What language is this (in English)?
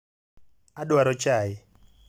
Luo (Kenya and Tanzania)